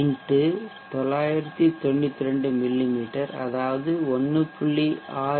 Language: Tamil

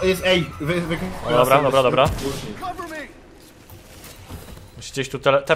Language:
Polish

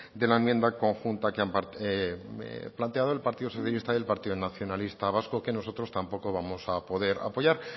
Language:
Spanish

